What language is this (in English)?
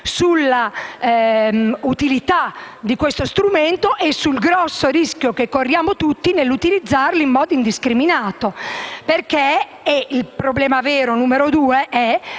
Italian